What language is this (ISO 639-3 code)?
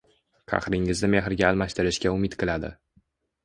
uzb